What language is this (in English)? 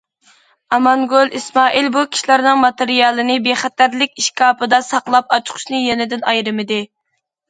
Uyghur